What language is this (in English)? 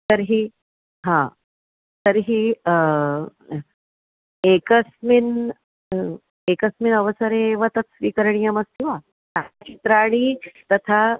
Sanskrit